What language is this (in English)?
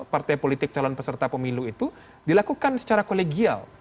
Indonesian